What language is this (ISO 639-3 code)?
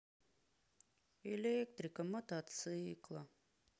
rus